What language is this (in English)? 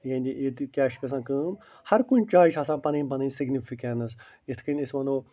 Kashmiri